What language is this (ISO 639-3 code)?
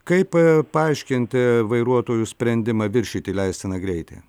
lit